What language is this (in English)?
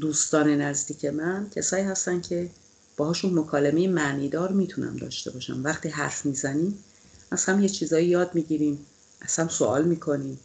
Persian